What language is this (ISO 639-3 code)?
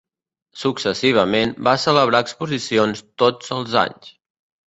cat